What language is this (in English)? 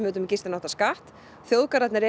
Icelandic